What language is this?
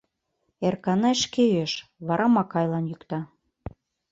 Mari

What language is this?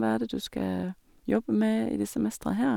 Norwegian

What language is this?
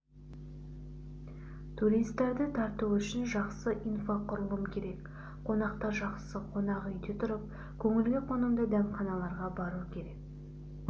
Kazakh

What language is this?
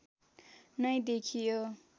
Nepali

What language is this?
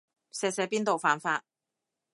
Cantonese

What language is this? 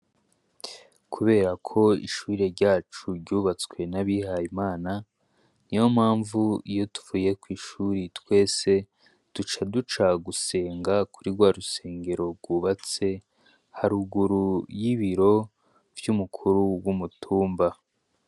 Rundi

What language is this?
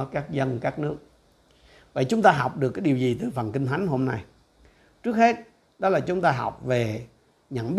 Vietnamese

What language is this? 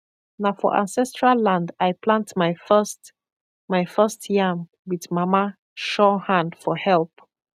Nigerian Pidgin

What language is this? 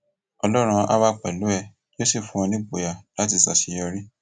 Yoruba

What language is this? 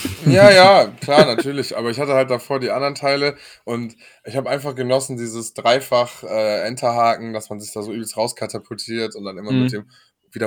German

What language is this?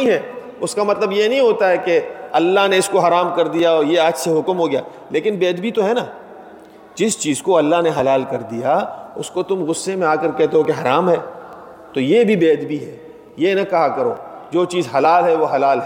Urdu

